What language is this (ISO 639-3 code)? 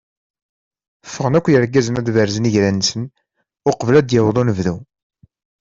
kab